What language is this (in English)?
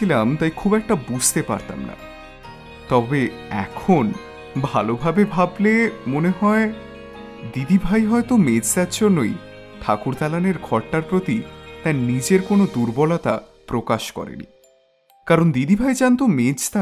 Bangla